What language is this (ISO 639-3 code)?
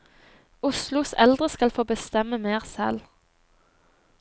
nor